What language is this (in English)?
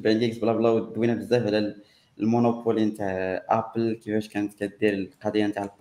Arabic